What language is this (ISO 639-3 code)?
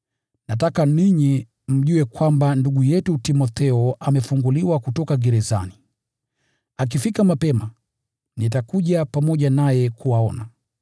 swa